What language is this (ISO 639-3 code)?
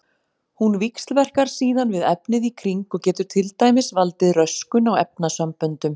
isl